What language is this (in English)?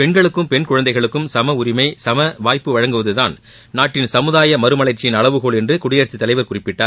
Tamil